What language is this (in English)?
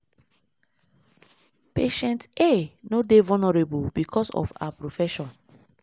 Nigerian Pidgin